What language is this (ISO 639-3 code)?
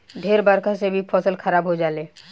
bho